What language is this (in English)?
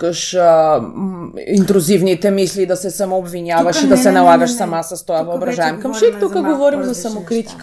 Bulgarian